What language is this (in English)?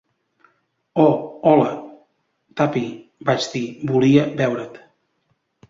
Catalan